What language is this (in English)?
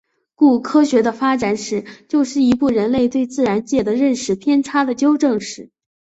Chinese